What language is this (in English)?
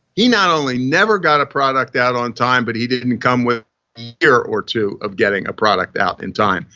English